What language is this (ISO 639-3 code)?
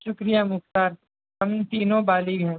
urd